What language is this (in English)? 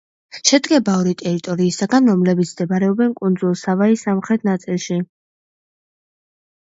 Georgian